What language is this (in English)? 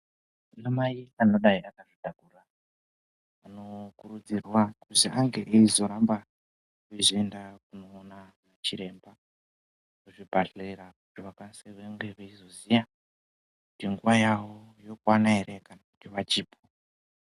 Ndau